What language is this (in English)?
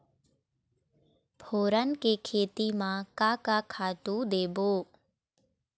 Chhattisgarhi